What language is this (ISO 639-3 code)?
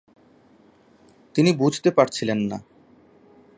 ben